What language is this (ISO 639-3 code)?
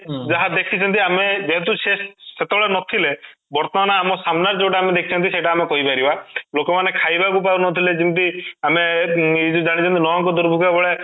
ori